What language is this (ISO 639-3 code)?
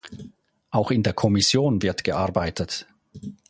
deu